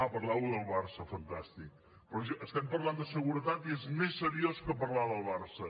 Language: Catalan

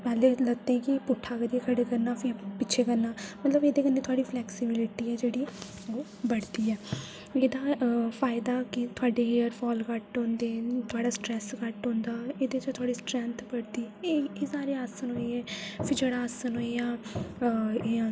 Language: Dogri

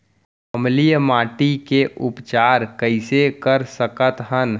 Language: Chhattisgarhi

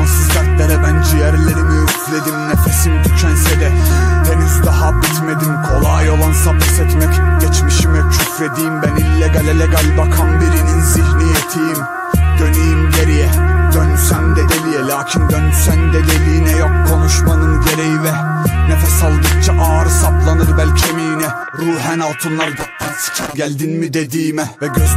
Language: Turkish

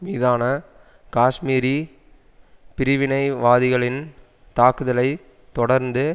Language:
Tamil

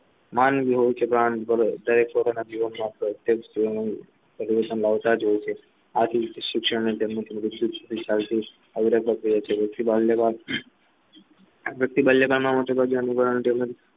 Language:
Gujarati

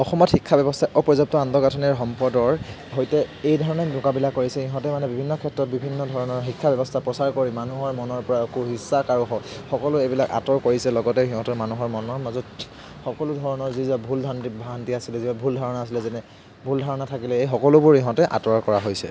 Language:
Assamese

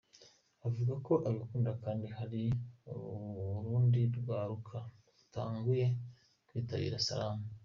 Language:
Kinyarwanda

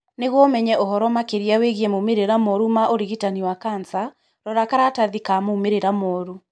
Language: Kikuyu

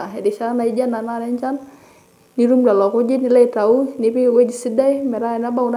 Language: Masai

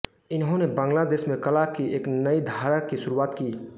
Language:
Hindi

